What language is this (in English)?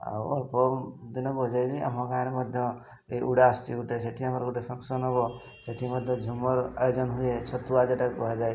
Odia